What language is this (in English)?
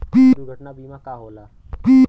Bhojpuri